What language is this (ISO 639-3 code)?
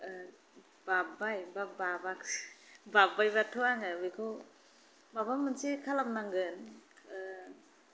brx